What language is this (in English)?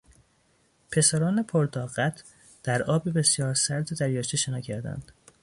Persian